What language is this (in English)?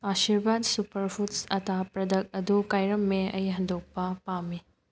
Manipuri